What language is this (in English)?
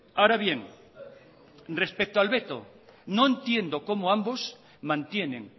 Spanish